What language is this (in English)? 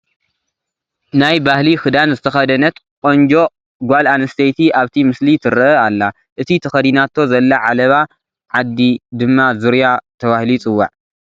Tigrinya